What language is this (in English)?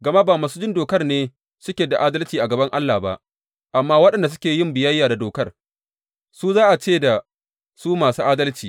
Hausa